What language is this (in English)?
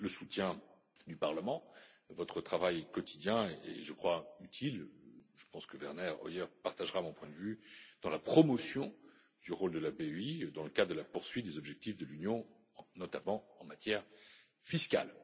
French